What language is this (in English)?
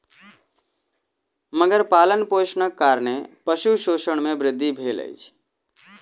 Maithili